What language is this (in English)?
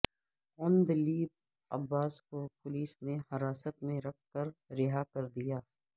Urdu